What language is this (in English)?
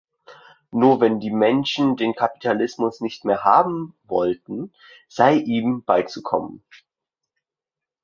German